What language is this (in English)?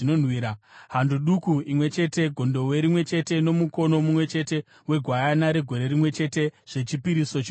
Shona